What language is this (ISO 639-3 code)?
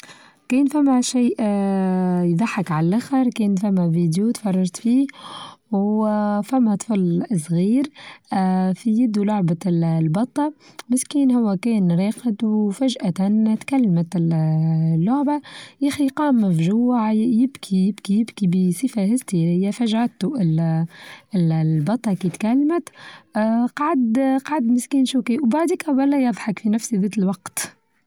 aeb